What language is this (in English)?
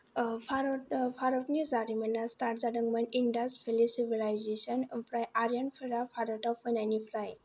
Bodo